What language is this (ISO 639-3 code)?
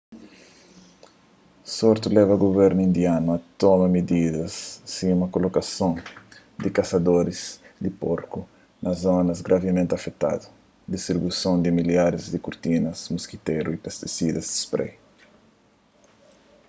kea